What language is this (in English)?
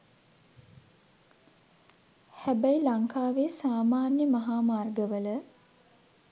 Sinhala